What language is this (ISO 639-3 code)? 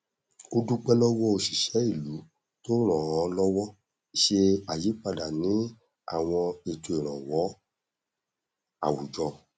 yor